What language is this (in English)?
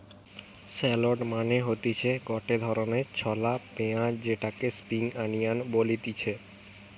Bangla